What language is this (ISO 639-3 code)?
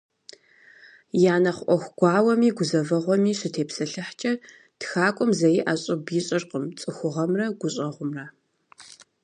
kbd